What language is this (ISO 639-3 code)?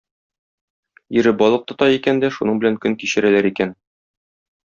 tat